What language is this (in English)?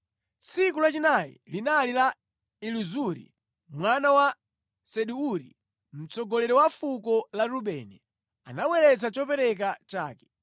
Nyanja